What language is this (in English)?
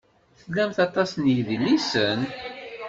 Kabyle